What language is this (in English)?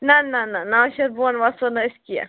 Kashmiri